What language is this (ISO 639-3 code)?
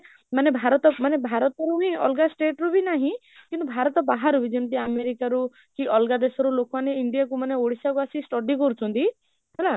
ori